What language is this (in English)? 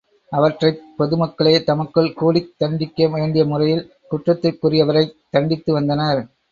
Tamil